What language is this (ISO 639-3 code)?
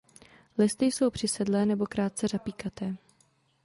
ces